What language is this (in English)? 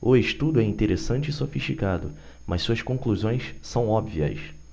Portuguese